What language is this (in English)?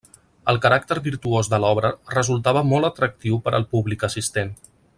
Catalan